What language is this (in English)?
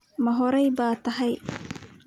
Somali